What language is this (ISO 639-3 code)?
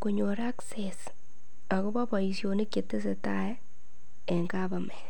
kln